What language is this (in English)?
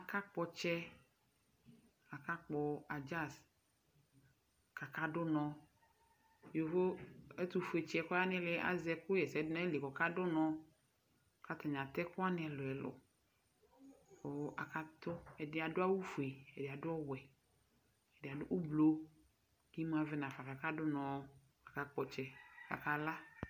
Ikposo